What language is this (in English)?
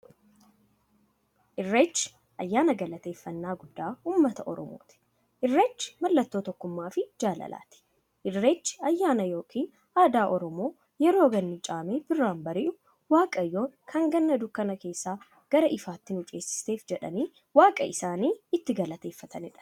Oromo